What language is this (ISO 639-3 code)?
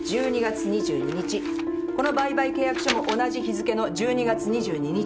jpn